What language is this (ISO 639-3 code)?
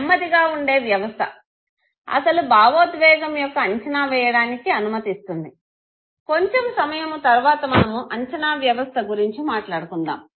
tel